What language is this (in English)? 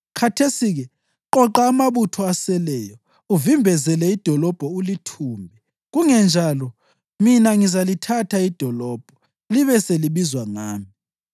North Ndebele